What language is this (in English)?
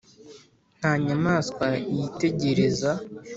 Kinyarwanda